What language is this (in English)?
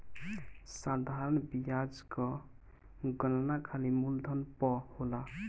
Bhojpuri